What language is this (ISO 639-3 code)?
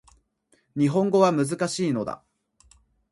jpn